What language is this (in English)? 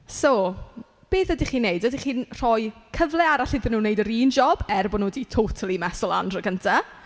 Welsh